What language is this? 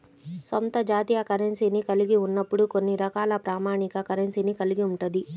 Telugu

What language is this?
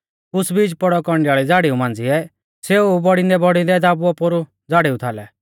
Mahasu Pahari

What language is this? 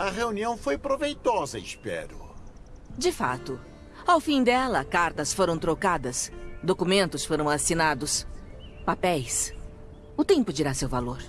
Portuguese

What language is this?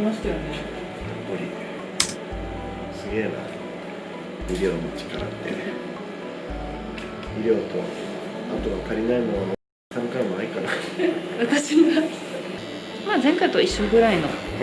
Japanese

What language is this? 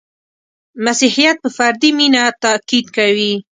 Pashto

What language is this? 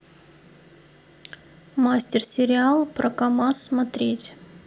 Russian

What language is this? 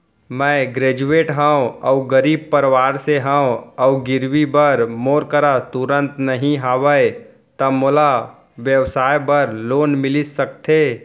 Chhattisgarhi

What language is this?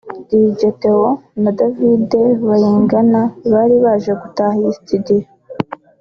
Kinyarwanda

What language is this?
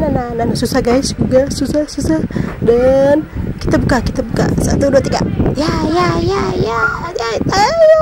Indonesian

